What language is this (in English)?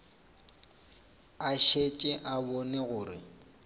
Northern Sotho